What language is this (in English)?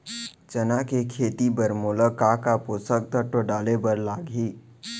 Chhattisgarhi